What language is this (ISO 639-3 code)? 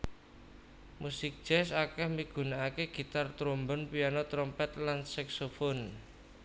jav